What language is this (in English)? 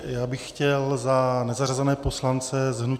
Czech